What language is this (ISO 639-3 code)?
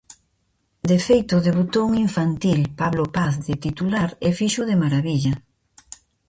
glg